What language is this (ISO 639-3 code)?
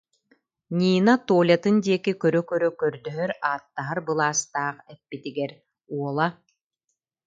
sah